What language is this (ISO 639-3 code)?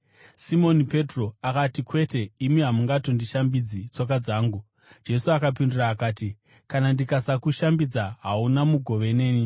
sna